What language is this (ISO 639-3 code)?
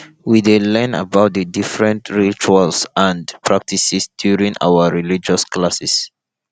pcm